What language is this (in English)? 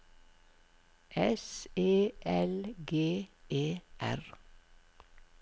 Norwegian